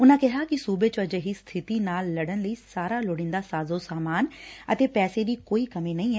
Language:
Punjabi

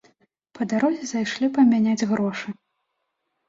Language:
Belarusian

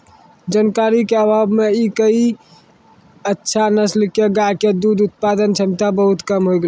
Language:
Maithili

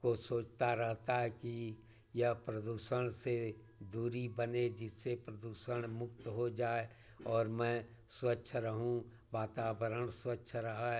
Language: Hindi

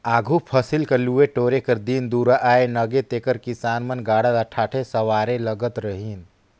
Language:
Chhattisgarhi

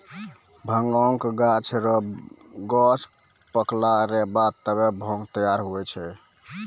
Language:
Maithili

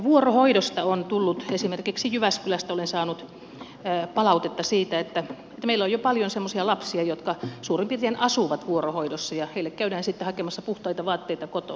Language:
Finnish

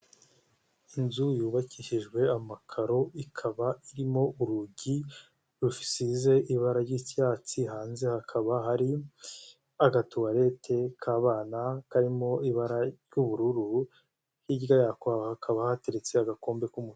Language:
Kinyarwanda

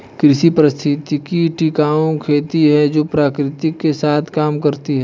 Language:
Hindi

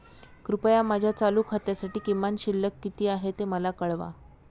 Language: Marathi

